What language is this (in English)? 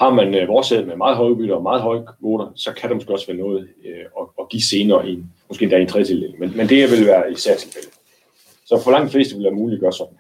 Danish